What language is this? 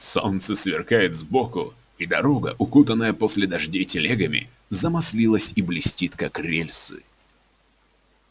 Russian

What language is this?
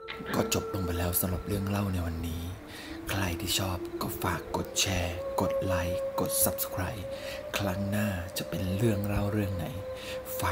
Thai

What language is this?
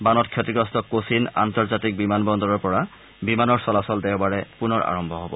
Assamese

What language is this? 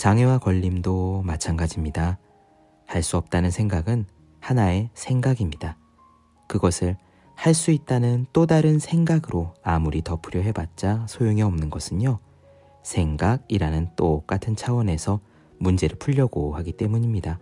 Korean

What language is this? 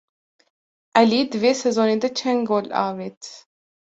Kurdish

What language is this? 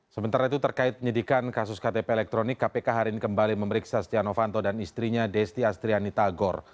Indonesian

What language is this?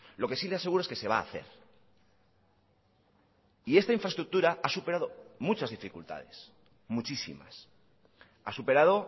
Spanish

